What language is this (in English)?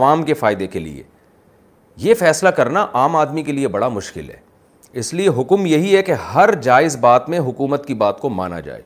Urdu